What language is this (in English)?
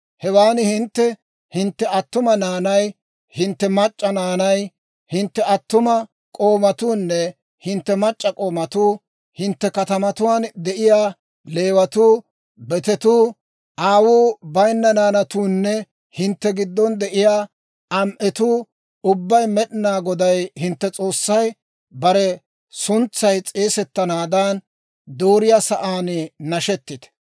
Dawro